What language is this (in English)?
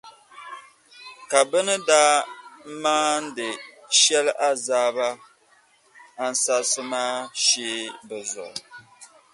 Dagbani